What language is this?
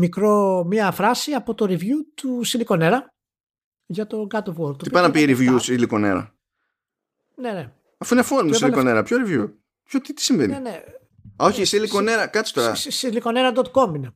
Greek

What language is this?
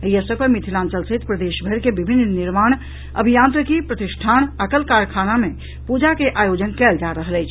Maithili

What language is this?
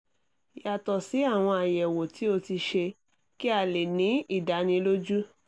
Yoruba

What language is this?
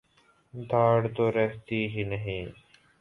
Urdu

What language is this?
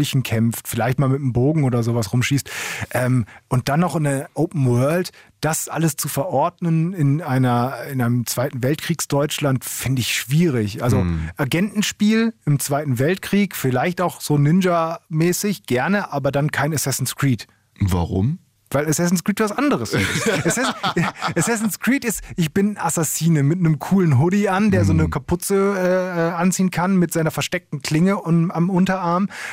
German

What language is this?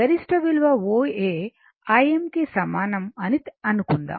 Telugu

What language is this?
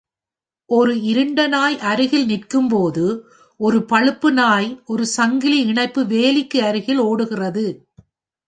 Tamil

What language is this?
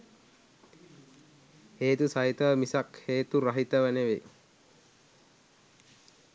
Sinhala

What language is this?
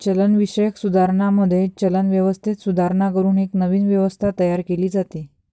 Marathi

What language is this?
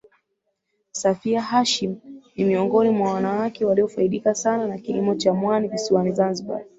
Swahili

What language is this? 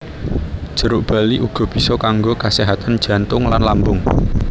Javanese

